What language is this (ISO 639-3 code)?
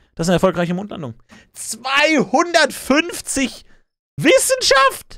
deu